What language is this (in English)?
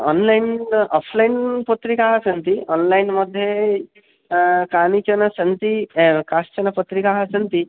Sanskrit